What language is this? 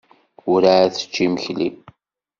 Kabyle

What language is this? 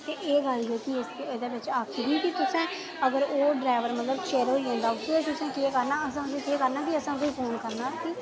Dogri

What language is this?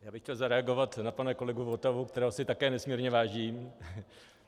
Czech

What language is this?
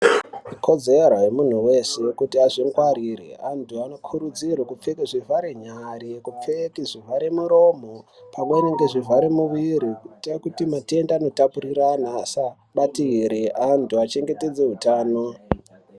Ndau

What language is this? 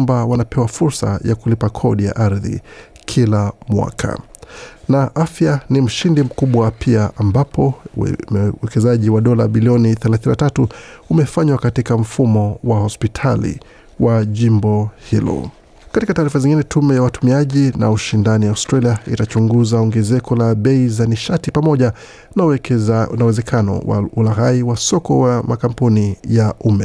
Swahili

